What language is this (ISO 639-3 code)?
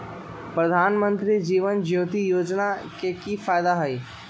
mag